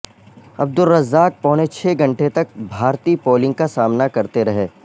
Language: Urdu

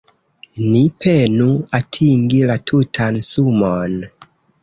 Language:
Esperanto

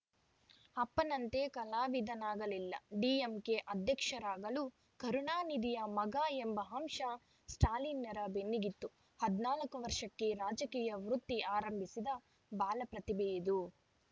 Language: Kannada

